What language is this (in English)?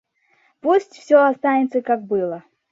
Russian